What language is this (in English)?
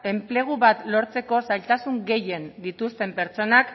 Basque